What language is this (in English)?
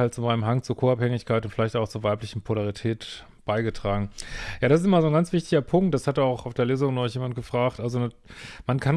German